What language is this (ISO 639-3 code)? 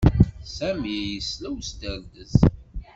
kab